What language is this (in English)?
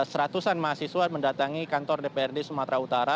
Indonesian